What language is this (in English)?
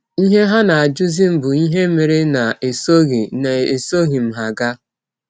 Igbo